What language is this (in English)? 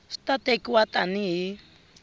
Tsonga